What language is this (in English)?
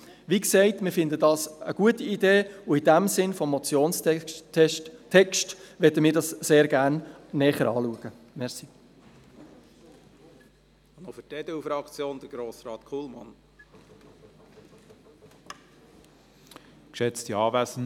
Swiss German